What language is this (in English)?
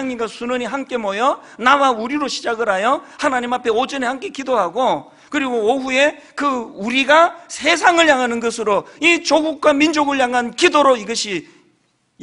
Korean